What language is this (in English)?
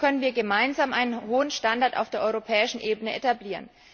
German